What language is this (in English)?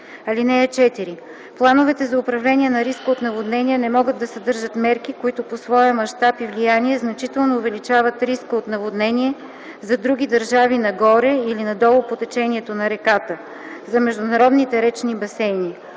Bulgarian